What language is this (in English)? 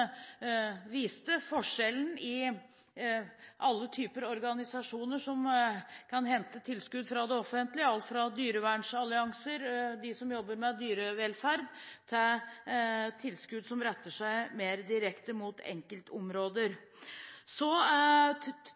Norwegian Bokmål